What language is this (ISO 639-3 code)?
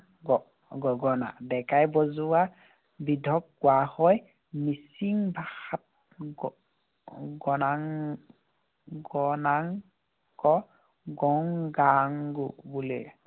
asm